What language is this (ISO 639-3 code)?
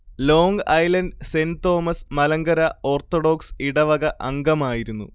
mal